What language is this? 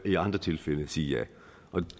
Danish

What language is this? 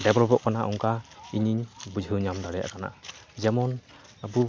Santali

